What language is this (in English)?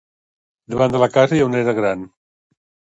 Catalan